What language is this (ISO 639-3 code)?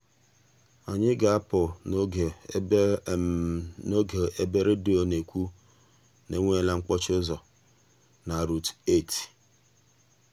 ibo